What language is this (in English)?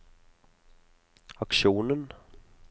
Norwegian